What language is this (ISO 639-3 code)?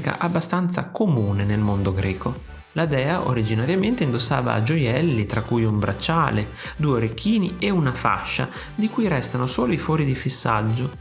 ita